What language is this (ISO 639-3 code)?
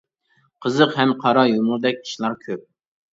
uig